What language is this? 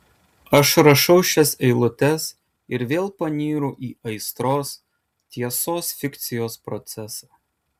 Lithuanian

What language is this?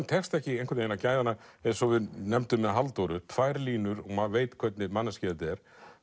Icelandic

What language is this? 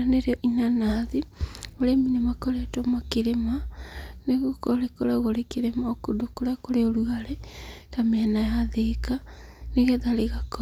Kikuyu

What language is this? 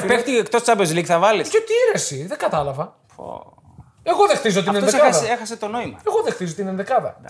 Greek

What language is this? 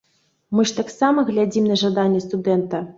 Belarusian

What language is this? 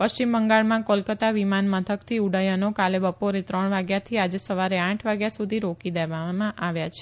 Gujarati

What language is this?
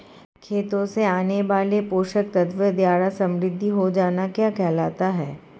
Hindi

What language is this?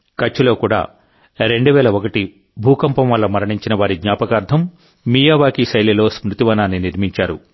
Telugu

